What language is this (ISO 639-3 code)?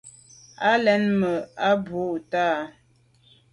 byv